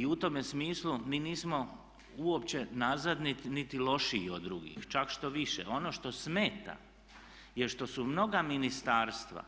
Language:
Croatian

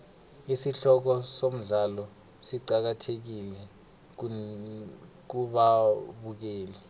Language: South Ndebele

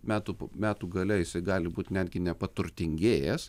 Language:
Lithuanian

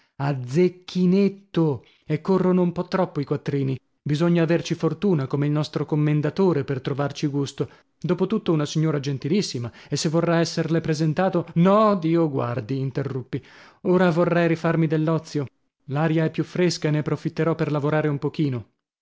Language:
Italian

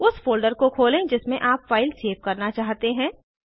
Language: Hindi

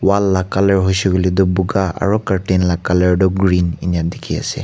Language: Naga Pidgin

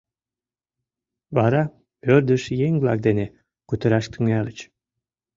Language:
Mari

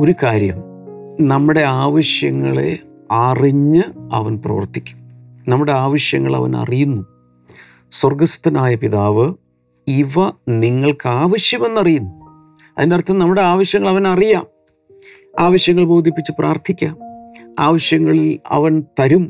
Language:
Malayalam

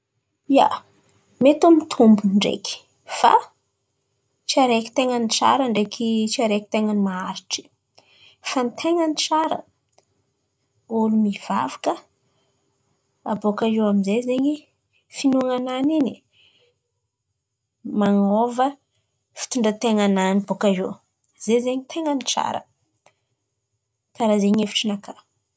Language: Antankarana Malagasy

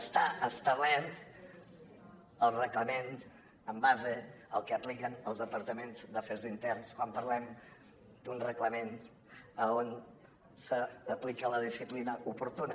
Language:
Catalan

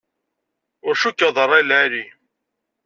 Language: Kabyle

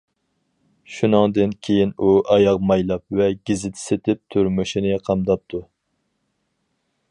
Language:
Uyghur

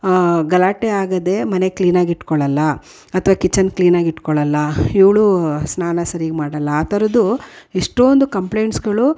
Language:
Kannada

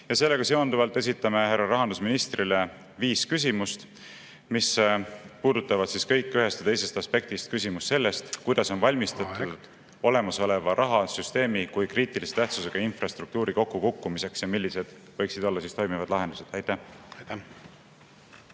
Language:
Estonian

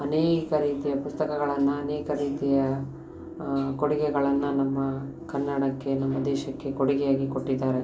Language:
Kannada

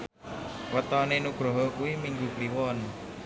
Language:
Javanese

